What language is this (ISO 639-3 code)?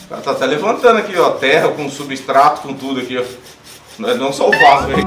por